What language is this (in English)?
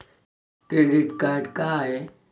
Marathi